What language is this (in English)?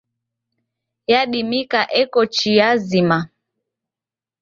Taita